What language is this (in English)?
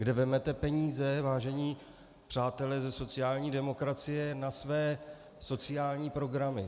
Czech